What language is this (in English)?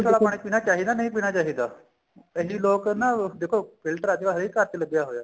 Punjabi